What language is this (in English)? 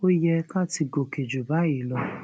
Yoruba